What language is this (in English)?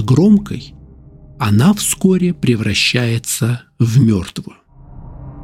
Russian